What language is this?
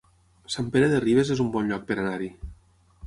Catalan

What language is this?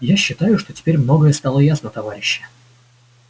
Russian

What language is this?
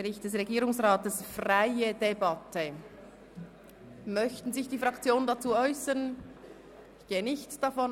Swiss German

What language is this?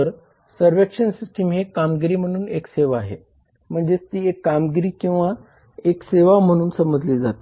Marathi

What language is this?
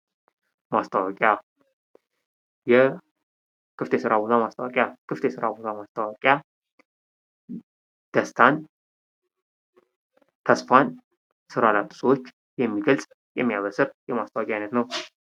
Amharic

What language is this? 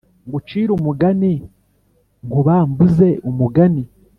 Kinyarwanda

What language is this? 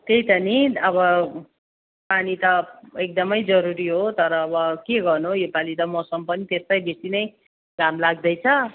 Nepali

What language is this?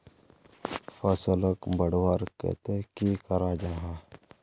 Magahi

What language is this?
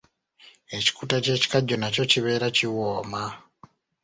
Ganda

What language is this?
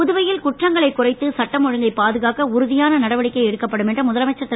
Tamil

